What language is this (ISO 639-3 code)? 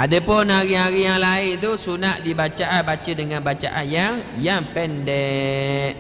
msa